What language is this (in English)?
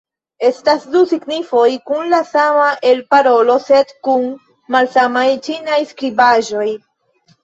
Esperanto